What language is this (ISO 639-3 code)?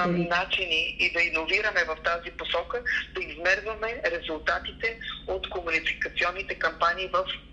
bul